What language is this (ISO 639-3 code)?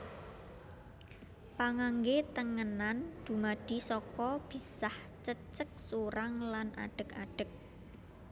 jav